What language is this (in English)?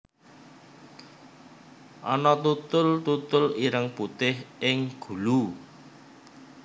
Javanese